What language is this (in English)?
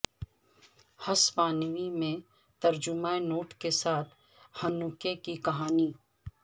Urdu